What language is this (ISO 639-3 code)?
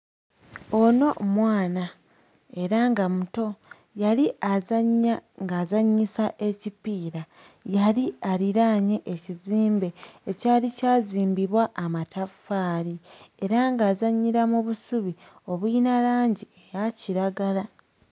lug